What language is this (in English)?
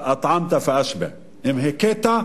Hebrew